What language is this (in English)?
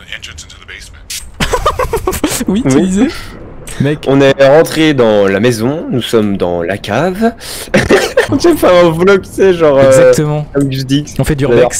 French